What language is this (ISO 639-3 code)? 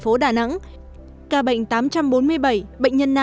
vie